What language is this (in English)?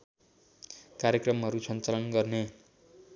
Nepali